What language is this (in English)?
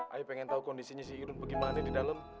Indonesian